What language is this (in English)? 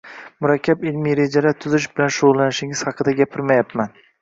Uzbek